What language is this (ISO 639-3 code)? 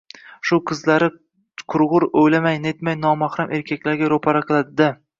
uzb